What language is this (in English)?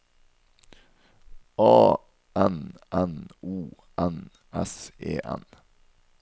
Norwegian